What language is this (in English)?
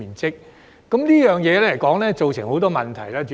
Cantonese